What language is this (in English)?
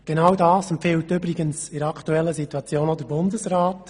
Swiss German